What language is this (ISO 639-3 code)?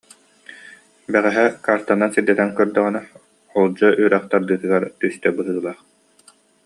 sah